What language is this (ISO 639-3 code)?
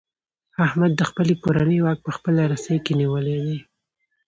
pus